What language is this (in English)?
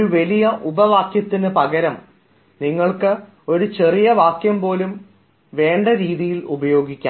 Malayalam